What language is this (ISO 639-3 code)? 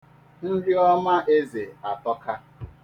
ibo